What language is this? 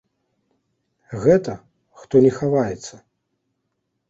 Belarusian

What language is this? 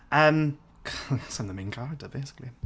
Welsh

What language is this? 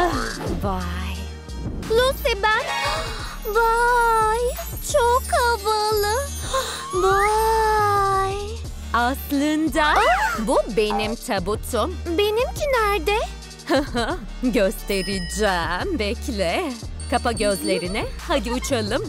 Turkish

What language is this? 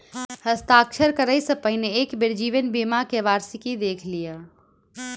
Maithili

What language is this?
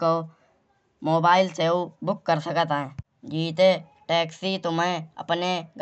Kanauji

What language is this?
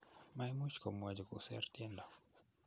Kalenjin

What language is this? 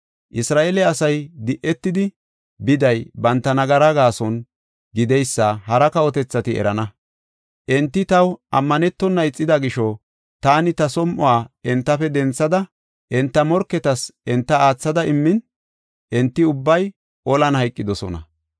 Gofa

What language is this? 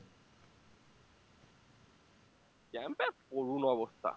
Bangla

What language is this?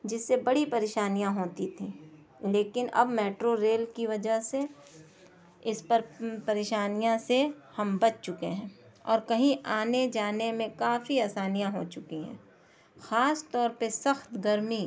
Urdu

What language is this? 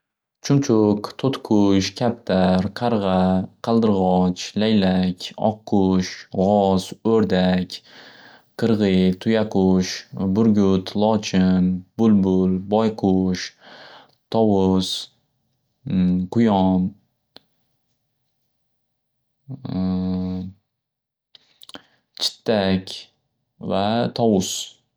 Uzbek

